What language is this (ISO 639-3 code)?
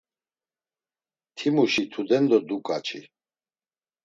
lzz